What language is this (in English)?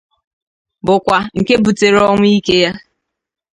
Igbo